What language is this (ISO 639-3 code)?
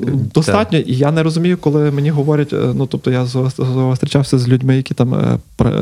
ukr